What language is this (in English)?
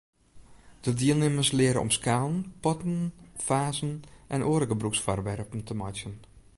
Western Frisian